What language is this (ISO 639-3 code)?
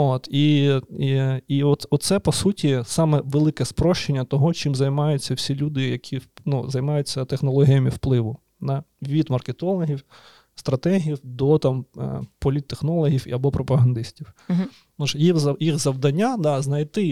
ukr